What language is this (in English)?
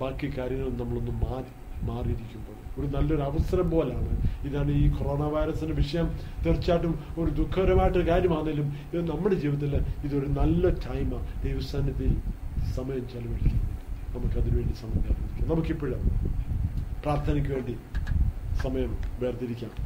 Malayalam